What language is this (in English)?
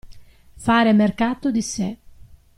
Italian